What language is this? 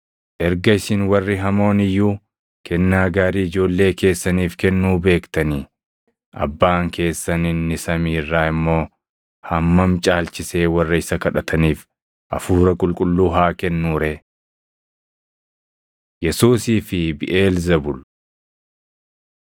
Oromo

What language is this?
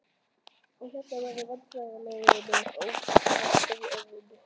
Icelandic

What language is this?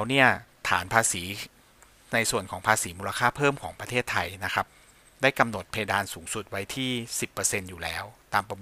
Thai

